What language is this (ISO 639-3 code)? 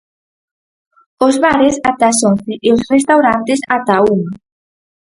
glg